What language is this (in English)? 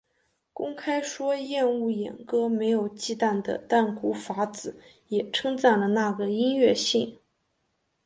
Chinese